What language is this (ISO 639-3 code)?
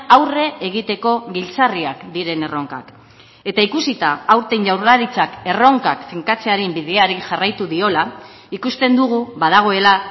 eus